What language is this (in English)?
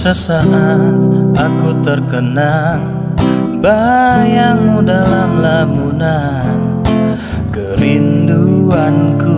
Indonesian